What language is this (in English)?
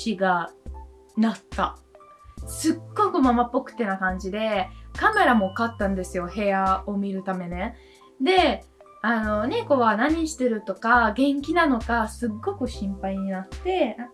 Japanese